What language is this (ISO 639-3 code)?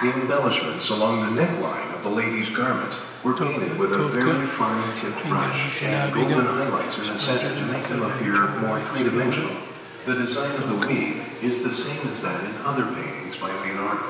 ita